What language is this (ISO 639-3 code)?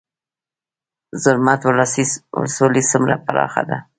pus